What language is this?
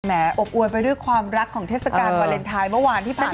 Thai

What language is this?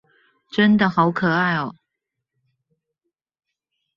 Chinese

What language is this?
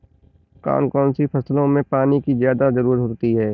Hindi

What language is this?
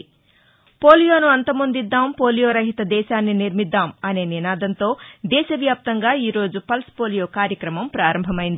Telugu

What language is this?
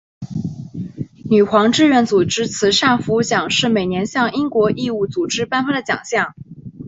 Chinese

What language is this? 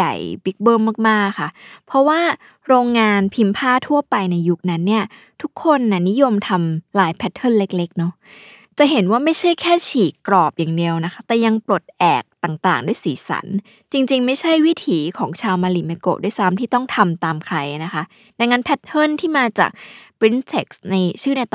Thai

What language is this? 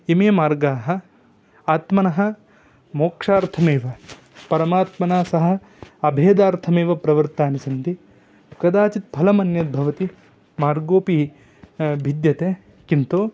Sanskrit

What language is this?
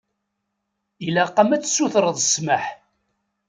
Kabyle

